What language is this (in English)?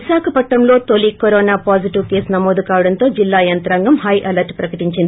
Telugu